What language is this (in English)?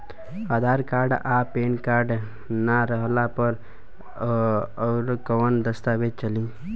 Bhojpuri